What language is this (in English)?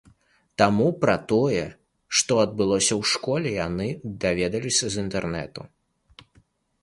Belarusian